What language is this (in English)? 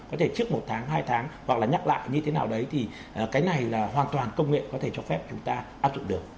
Vietnamese